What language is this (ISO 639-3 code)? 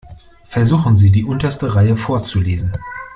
deu